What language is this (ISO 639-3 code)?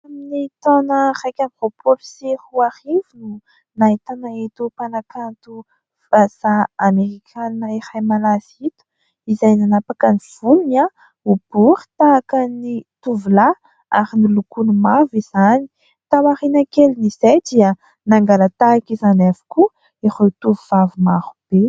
mlg